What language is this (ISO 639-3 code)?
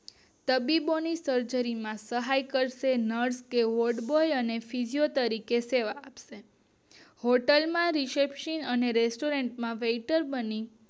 guj